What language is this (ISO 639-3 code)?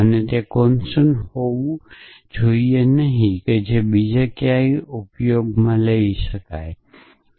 guj